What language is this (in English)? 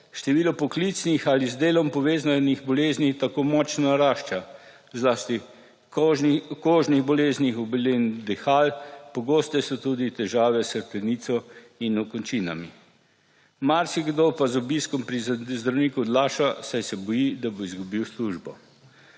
Slovenian